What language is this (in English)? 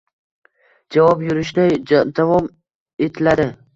Uzbek